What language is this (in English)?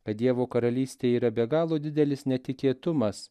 Lithuanian